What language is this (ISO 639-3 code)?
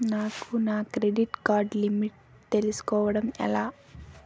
tel